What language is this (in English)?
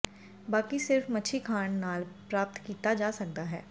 Punjabi